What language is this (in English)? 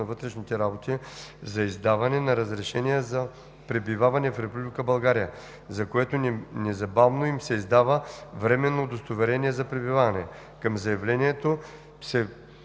Bulgarian